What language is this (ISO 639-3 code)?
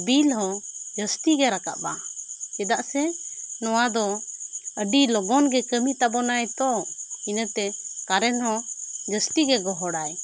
sat